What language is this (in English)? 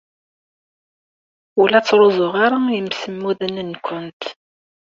Kabyle